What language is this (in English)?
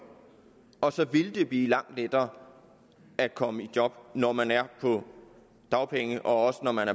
Danish